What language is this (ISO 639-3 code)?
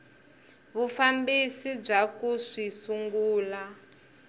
tso